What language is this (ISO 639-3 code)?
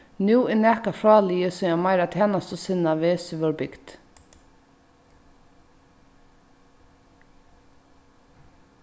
fao